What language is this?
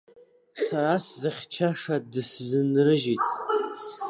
Abkhazian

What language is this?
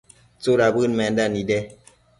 Matsés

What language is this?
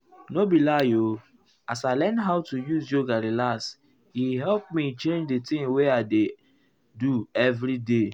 Nigerian Pidgin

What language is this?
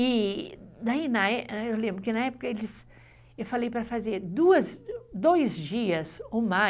Portuguese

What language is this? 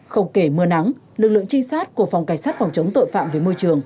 Vietnamese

